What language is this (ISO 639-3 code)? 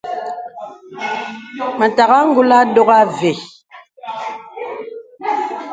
beb